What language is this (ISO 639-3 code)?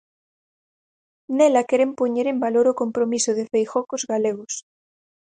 glg